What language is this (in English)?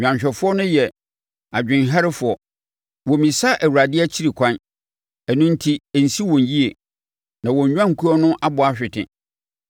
Akan